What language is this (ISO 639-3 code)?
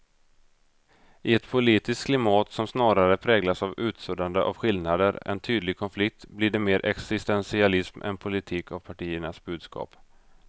swe